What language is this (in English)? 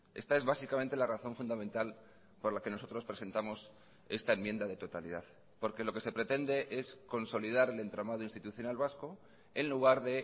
Spanish